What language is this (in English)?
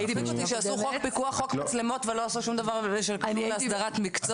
Hebrew